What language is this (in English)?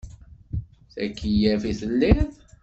Kabyle